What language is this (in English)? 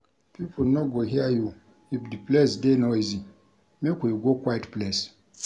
Nigerian Pidgin